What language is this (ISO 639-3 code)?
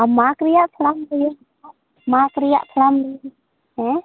sat